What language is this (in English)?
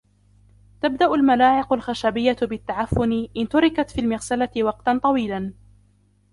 Arabic